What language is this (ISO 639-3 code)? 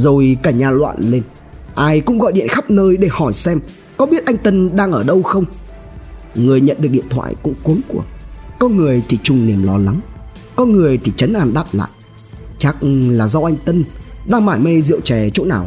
vie